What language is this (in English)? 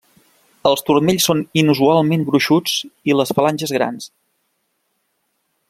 Catalan